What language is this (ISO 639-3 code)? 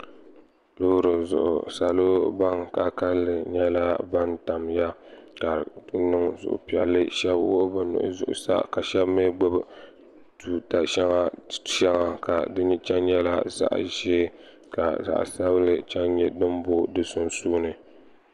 dag